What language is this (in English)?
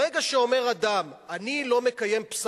Hebrew